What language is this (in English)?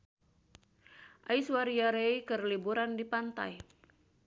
Sundanese